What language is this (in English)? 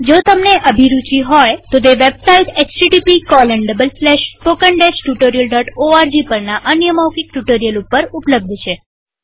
Gujarati